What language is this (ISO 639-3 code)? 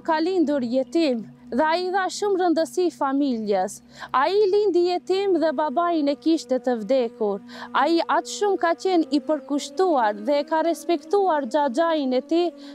ron